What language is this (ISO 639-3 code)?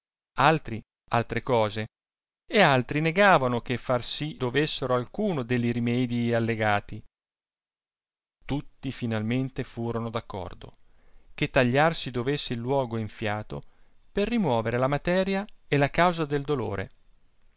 ita